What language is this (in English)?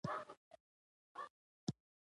Pashto